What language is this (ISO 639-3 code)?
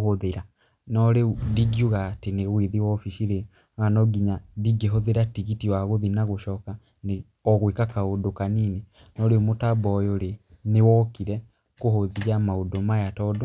kik